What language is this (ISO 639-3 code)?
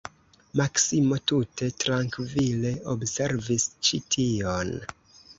epo